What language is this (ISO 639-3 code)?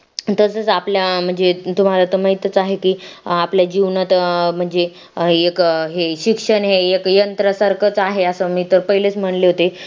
mar